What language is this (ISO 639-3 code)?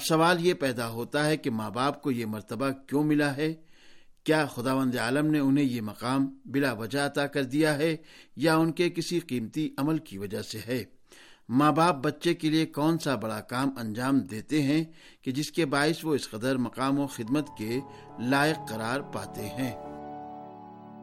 urd